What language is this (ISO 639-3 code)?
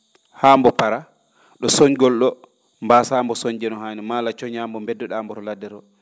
ful